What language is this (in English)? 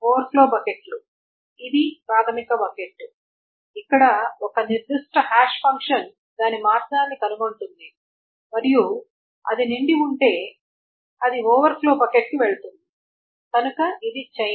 Telugu